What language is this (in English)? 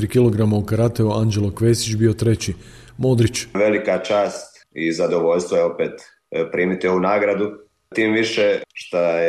Croatian